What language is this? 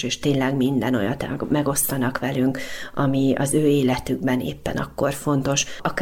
Hungarian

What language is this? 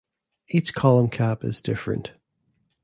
English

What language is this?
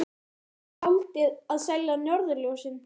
Icelandic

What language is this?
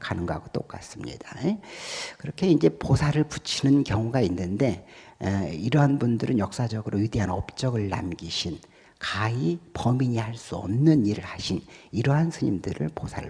Korean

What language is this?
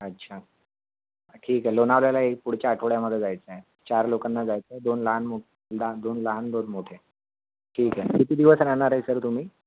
Marathi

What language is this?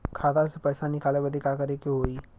Bhojpuri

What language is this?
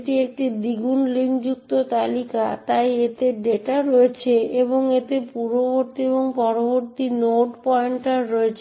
Bangla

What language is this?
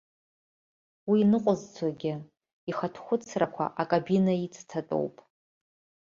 Abkhazian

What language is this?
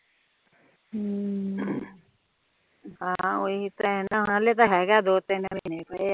Punjabi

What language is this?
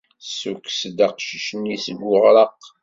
Kabyle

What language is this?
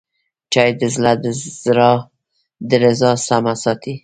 Pashto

